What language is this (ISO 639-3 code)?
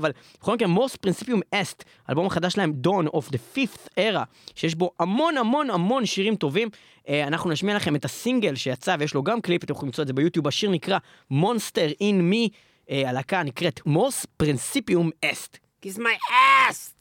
heb